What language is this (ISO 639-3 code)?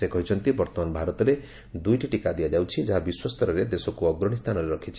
ori